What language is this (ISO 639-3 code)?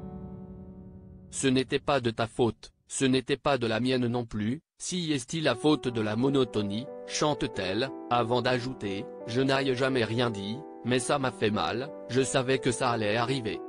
fra